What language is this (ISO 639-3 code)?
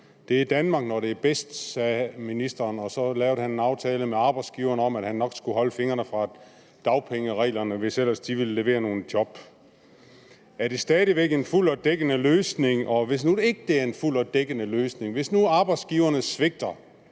dan